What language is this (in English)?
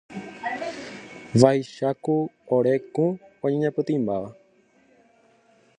Guarani